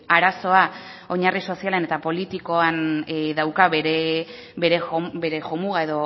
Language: Basque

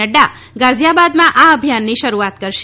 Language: Gujarati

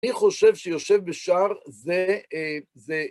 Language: Hebrew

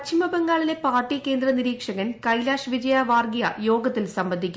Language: Malayalam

